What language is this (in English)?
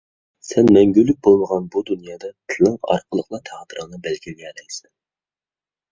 Uyghur